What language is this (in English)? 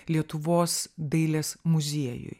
Lithuanian